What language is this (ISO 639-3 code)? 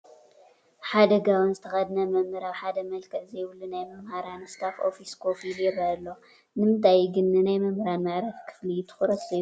tir